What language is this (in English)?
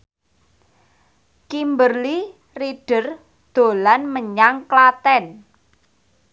Javanese